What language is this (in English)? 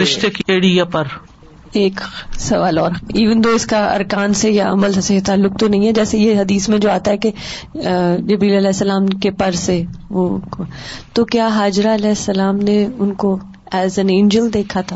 Urdu